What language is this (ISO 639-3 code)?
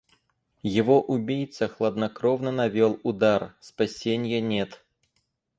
rus